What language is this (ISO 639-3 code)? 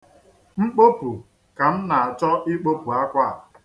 ibo